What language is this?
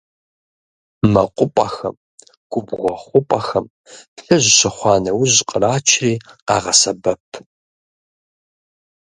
Kabardian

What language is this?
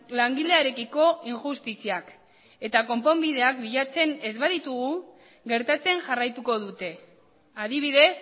Basque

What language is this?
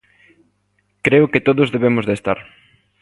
Galician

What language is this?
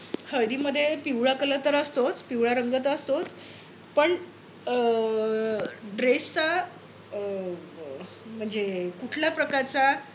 Marathi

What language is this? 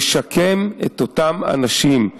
Hebrew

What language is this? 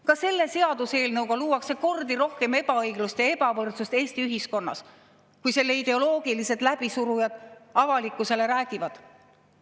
Estonian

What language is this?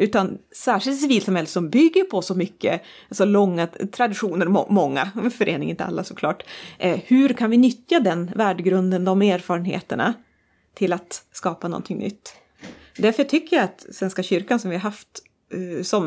Swedish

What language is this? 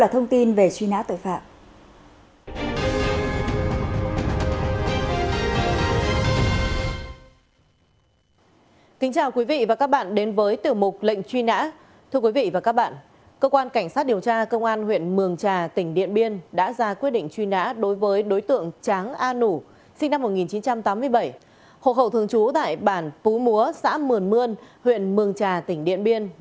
Vietnamese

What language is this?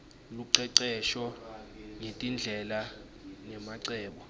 Swati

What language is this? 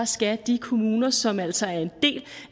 Danish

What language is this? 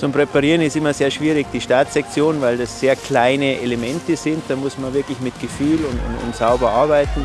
German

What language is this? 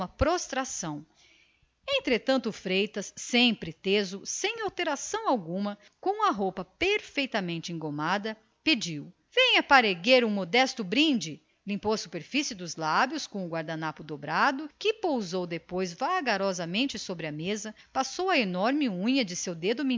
Portuguese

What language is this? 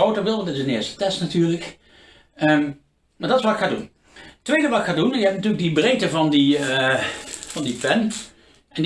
Dutch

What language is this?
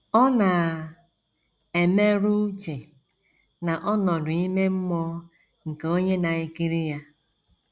Igbo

